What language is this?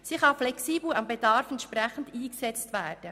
Swiss German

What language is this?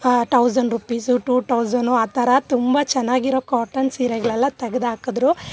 Kannada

